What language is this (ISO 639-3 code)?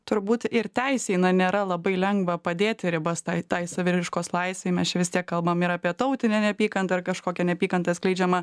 lit